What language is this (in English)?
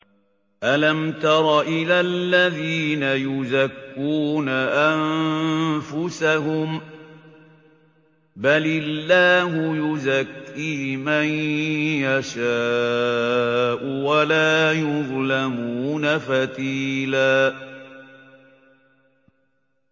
Arabic